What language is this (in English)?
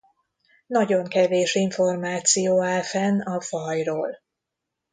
Hungarian